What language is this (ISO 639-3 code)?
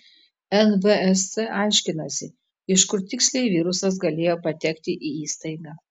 lit